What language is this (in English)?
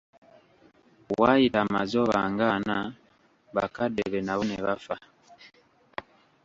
Ganda